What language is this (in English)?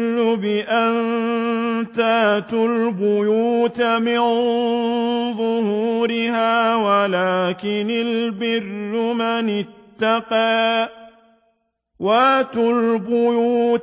Arabic